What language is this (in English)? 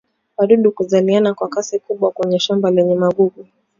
Swahili